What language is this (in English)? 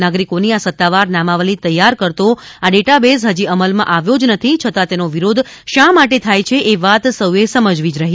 Gujarati